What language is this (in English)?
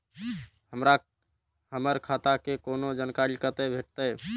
Maithili